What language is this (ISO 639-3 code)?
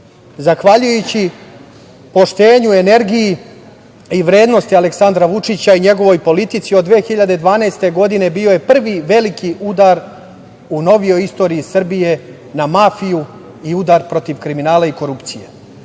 srp